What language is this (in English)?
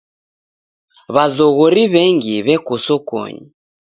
Taita